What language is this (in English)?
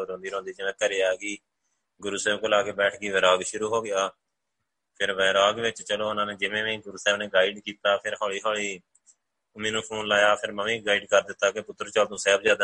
Punjabi